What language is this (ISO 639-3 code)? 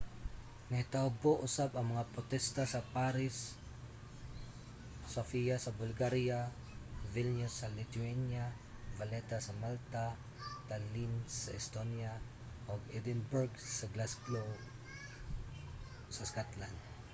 ceb